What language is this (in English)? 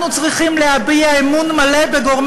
Hebrew